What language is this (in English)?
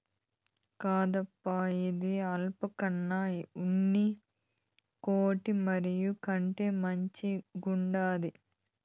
Telugu